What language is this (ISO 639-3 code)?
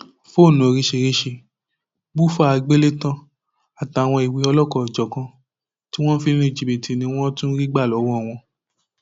yor